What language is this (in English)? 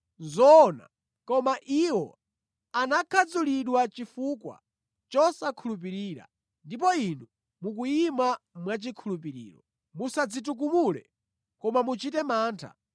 Nyanja